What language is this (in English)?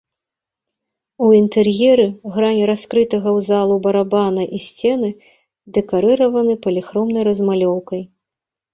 Belarusian